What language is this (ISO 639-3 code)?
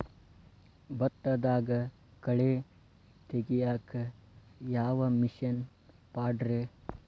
kan